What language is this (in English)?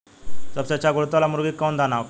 Bhojpuri